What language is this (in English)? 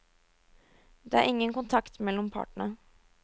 Norwegian